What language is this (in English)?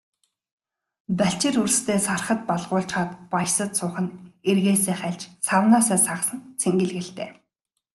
Mongolian